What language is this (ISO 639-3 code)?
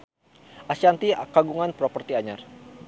sun